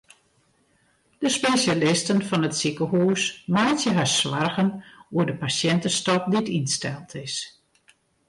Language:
Western Frisian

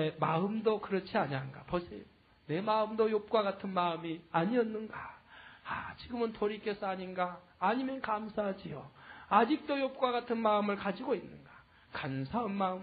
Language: Korean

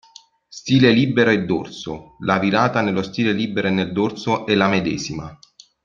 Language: Italian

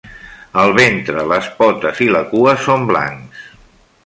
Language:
Catalan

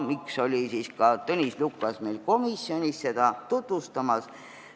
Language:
Estonian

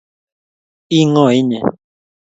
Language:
Kalenjin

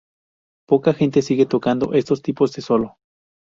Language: Spanish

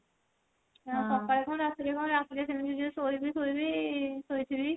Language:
Odia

